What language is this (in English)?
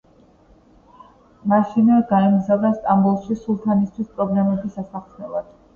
Georgian